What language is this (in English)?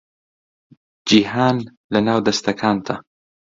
Central Kurdish